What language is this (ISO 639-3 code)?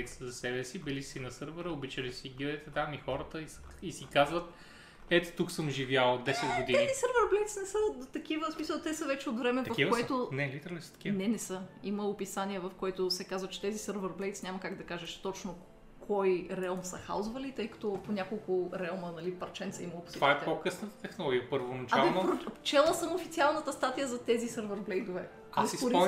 bul